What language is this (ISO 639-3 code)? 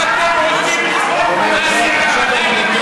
heb